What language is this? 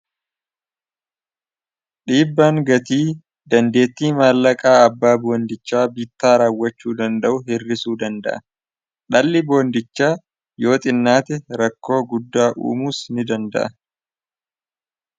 Oromo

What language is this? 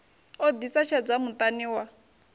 Venda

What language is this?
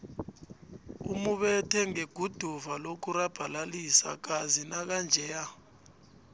South Ndebele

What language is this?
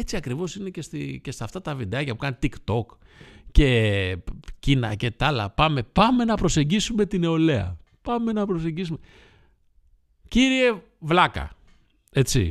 Greek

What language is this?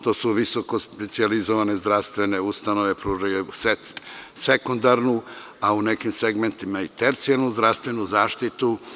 Serbian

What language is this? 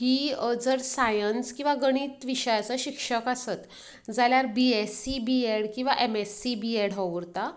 Konkani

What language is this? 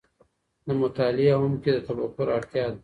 Pashto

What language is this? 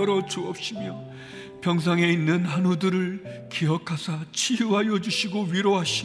Korean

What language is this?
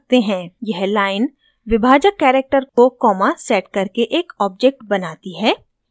Hindi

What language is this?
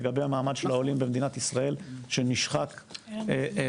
Hebrew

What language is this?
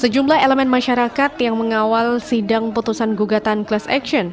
Indonesian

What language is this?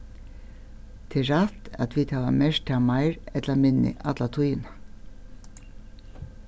Faroese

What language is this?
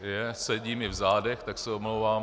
Czech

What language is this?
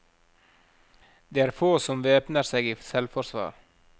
Norwegian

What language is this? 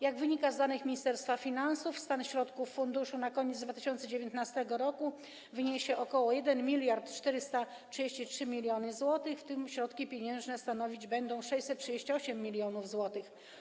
Polish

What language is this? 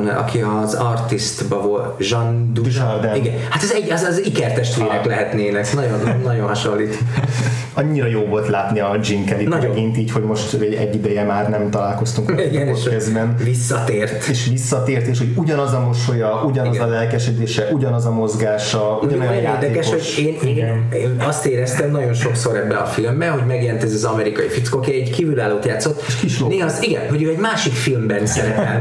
Hungarian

